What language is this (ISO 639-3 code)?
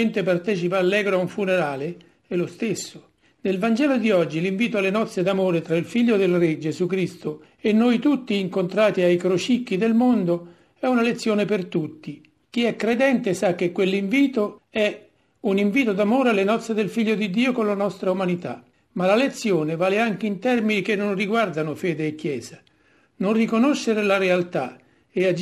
ita